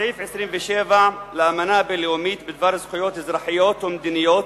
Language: Hebrew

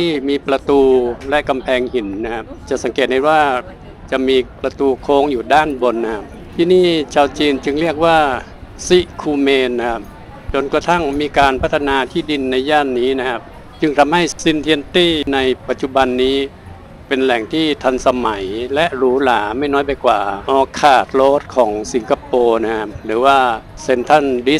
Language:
Thai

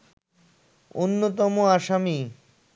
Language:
Bangla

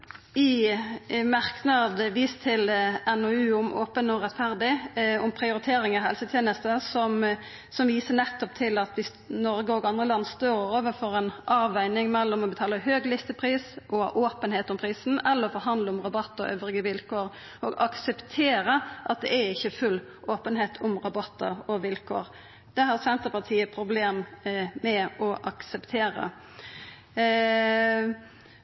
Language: Norwegian Nynorsk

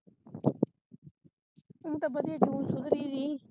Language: Punjabi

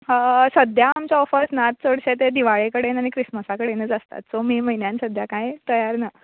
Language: Konkani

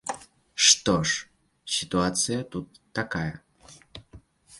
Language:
Belarusian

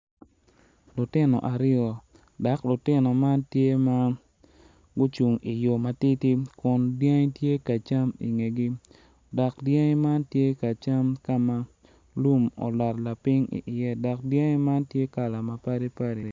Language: Acoli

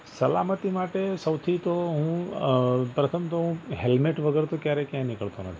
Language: Gujarati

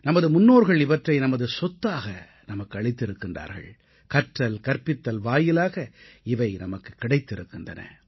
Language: Tamil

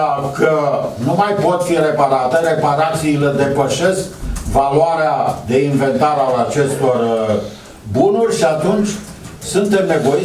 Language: Romanian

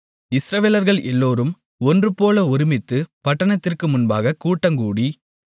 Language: Tamil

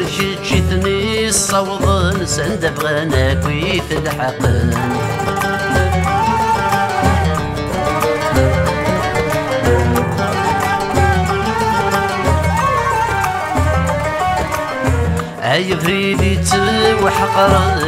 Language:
Arabic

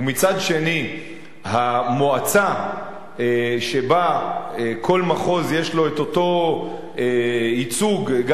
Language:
Hebrew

